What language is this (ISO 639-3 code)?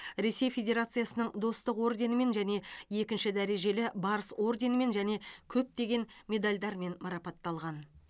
kaz